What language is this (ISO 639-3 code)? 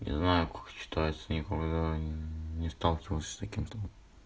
rus